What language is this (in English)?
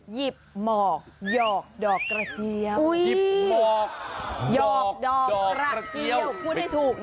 Thai